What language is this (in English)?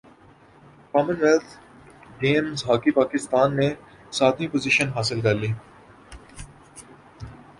Urdu